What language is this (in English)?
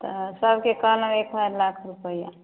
Maithili